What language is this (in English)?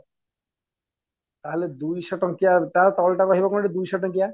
Odia